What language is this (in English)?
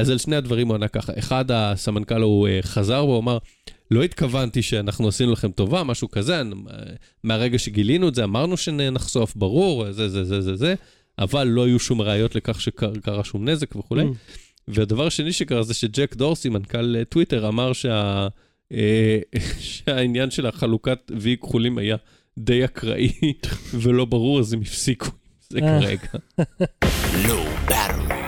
Hebrew